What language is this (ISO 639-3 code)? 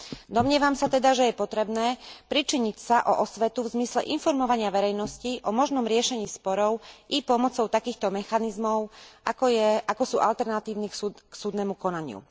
slk